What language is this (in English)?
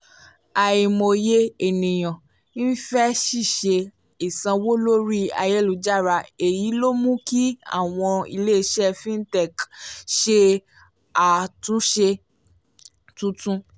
Yoruba